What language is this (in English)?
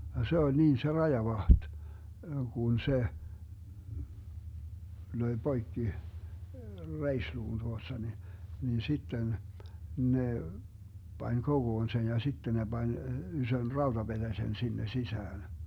Finnish